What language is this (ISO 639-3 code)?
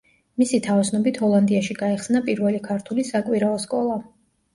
kat